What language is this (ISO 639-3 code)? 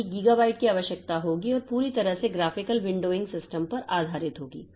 hin